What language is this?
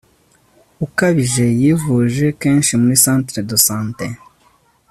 Kinyarwanda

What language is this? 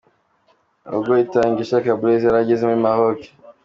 Kinyarwanda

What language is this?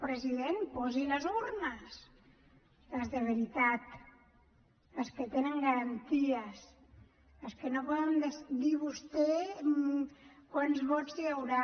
Catalan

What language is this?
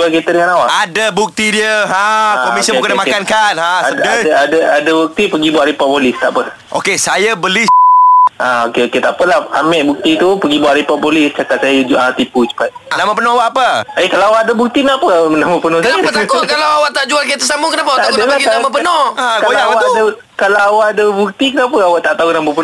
Malay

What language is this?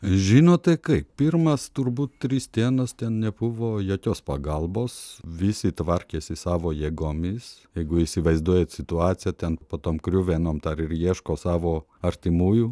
Lithuanian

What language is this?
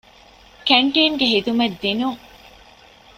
Divehi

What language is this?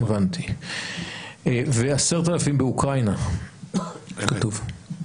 Hebrew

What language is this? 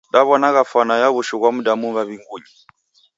Taita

